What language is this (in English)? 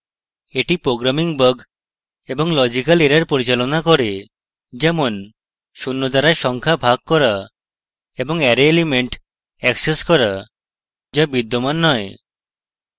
Bangla